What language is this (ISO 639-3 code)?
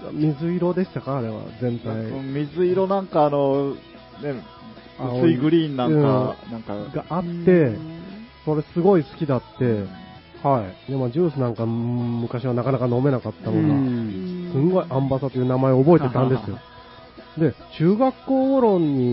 jpn